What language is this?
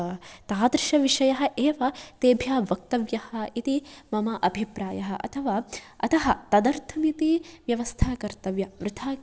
Sanskrit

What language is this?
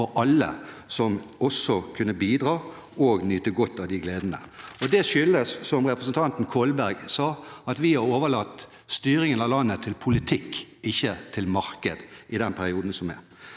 Norwegian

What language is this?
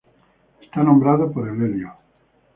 Spanish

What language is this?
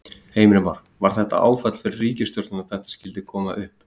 Icelandic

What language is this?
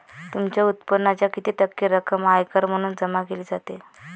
Marathi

